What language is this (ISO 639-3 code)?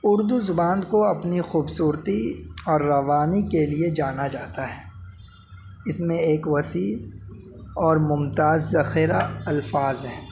urd